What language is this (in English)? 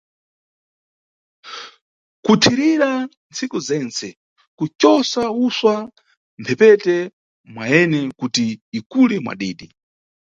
Nyungwe